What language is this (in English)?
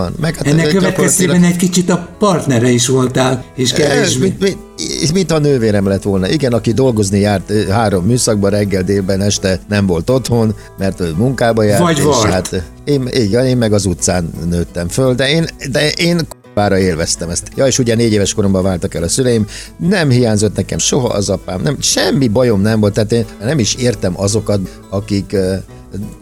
Hungarian